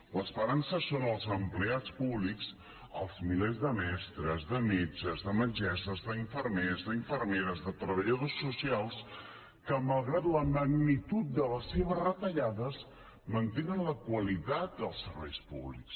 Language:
Catalan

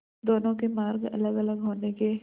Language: Hindi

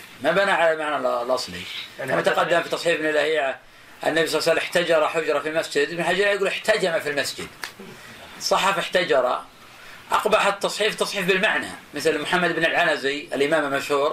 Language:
Arabic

